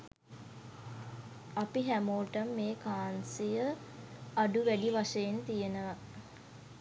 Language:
Sinhala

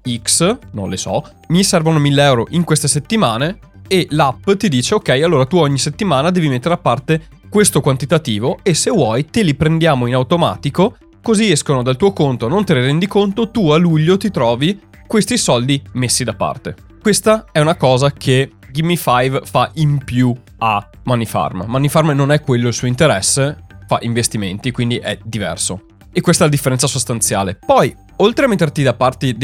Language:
Italian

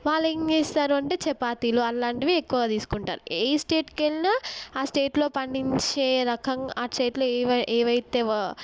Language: Telugu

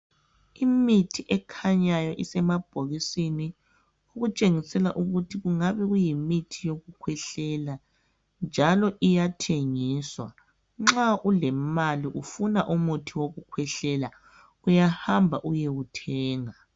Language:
North Ndebele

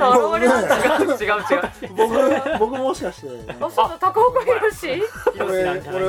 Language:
Japanese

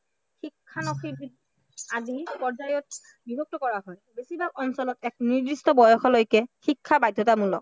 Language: Assamese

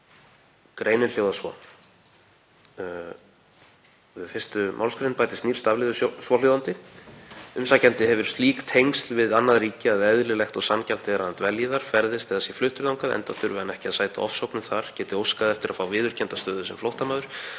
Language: Icelandic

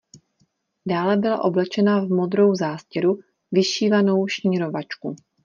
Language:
Czech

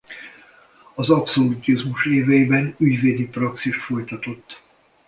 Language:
Hungarian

